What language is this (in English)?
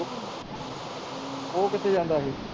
Punjabi